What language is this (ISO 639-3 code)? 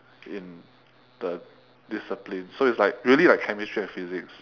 eng